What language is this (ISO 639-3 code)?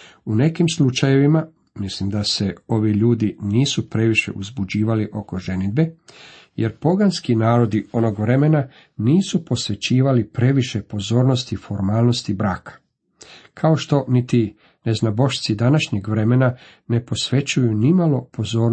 hrv